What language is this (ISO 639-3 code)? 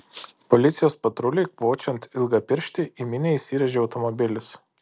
lit